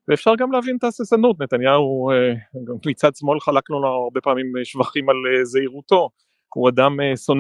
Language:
Hebrew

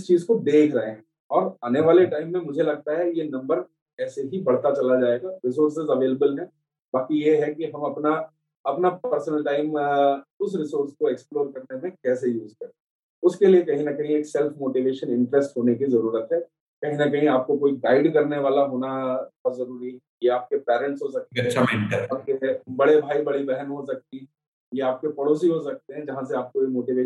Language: Hindi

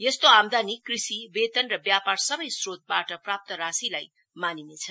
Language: Nepali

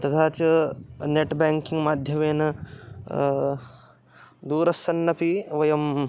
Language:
Sanskrit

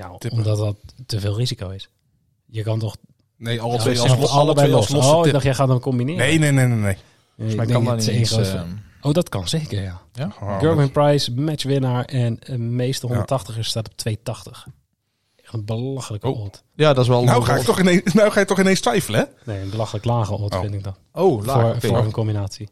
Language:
Dutch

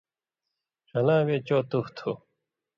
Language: Indus Kohistani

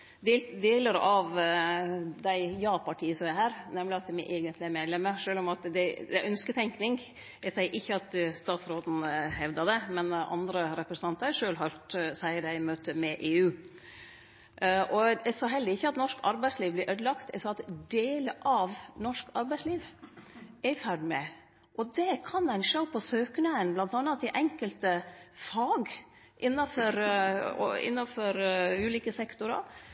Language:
Norwegian Nynorsk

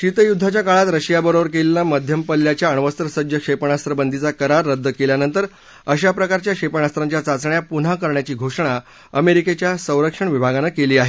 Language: Marathi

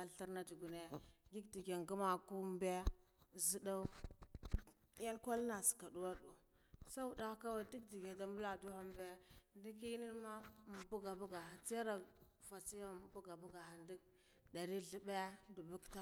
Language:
Guduf-Gava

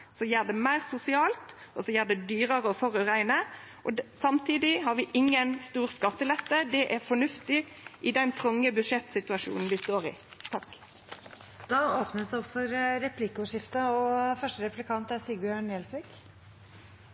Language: Norwegian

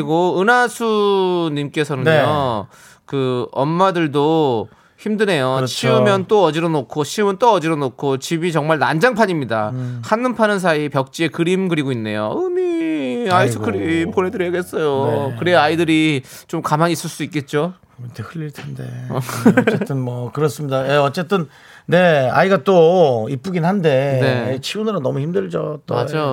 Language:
Korean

